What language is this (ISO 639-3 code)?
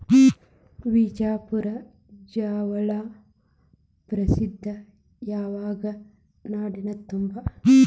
kan